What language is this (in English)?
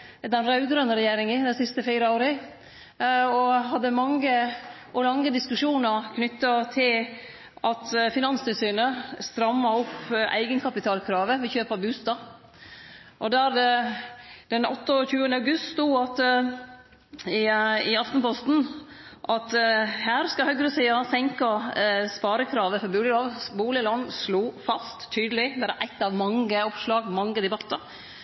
Norwegian Nynorsk